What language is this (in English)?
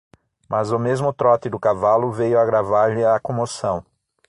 Portuguese